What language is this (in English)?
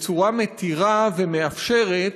Hebrew